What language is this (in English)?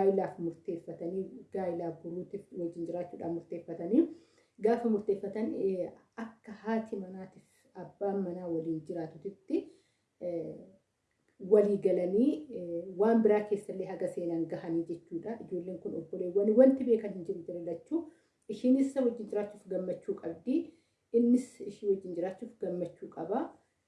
Oromo